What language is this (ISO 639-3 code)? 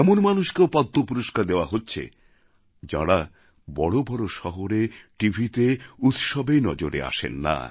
ben